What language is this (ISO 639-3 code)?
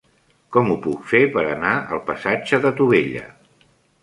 cat